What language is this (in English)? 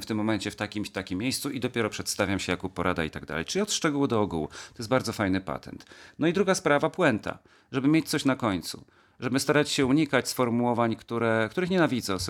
Polish